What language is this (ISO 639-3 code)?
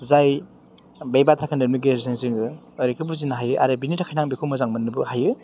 brx